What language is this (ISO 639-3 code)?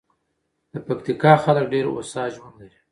pus